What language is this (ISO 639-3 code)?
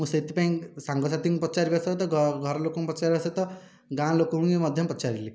ori